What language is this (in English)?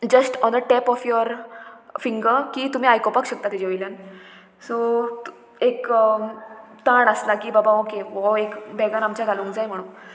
Konkani